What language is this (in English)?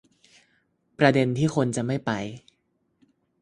Thai